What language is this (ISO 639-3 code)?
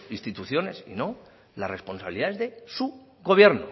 spa